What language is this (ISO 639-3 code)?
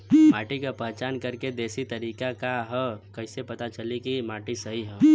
bho